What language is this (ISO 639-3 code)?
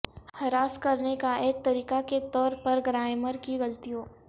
urd